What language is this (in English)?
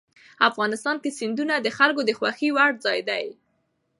Pashto